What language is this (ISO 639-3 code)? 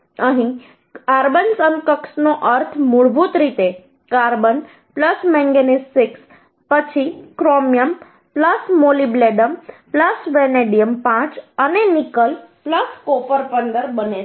guj